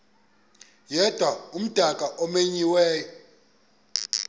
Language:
Xhosa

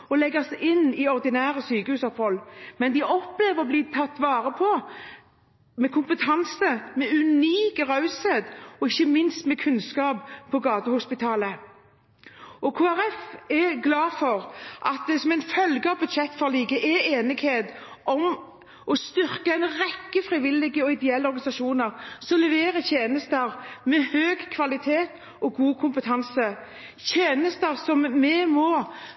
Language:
Norwegian Bokmål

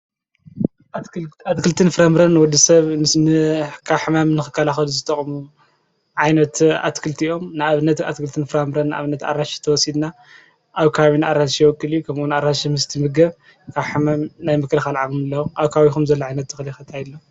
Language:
Tigrinya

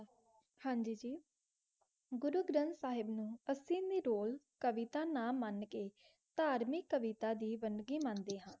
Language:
Punjabi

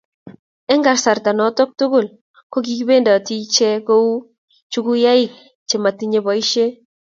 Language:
Kalenjin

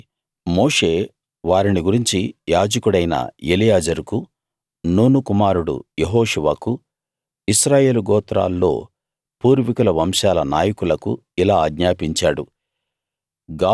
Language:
Telugu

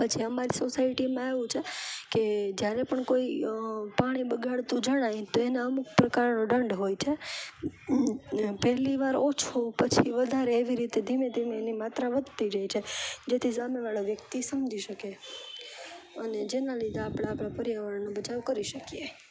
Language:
Gujarati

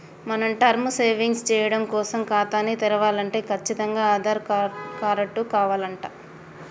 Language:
Telugu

